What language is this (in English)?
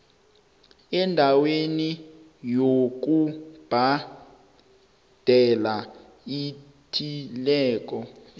South Ndebele